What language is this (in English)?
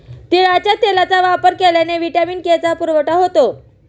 Marathi